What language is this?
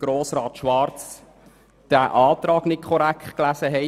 Swiss German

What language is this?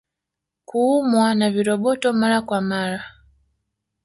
Swahili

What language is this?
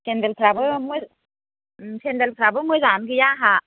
Bodo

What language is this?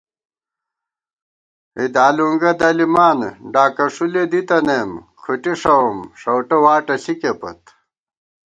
Gawar-Bati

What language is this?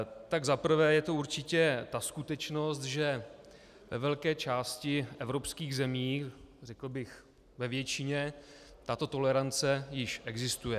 Czech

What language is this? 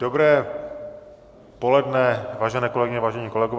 Czech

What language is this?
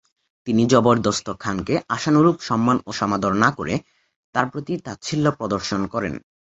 Bangla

